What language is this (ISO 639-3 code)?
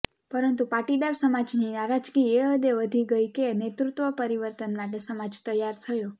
guj